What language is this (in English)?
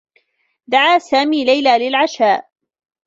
Arabic